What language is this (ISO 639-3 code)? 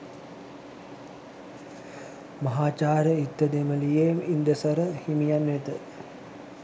sin